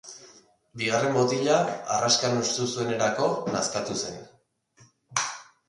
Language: Basque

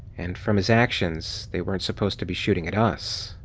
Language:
English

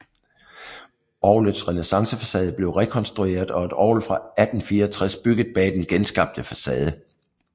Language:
Danish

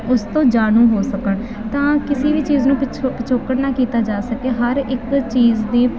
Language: Punjabi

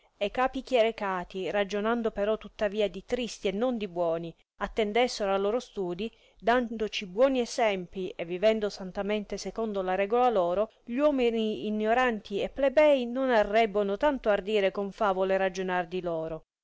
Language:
Italian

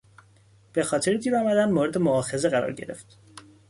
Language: Persian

